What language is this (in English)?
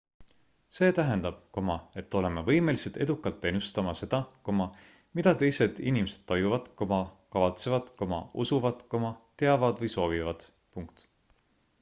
Estonian